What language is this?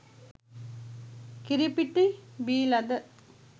Sinhala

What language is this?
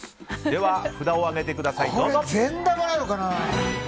Japanese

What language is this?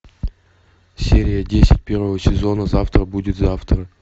Russian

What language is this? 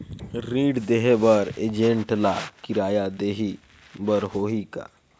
Chhattisgarhi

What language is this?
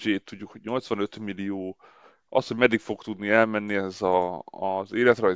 Hungarian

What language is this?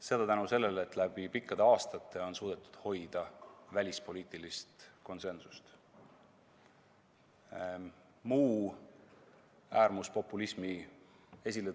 Estonian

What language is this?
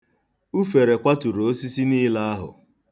Igbo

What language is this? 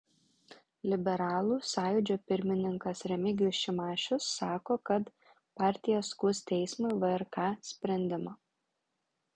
Lithuanian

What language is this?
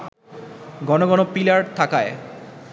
Bangla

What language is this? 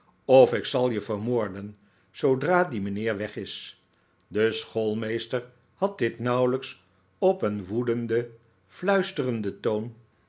Dutch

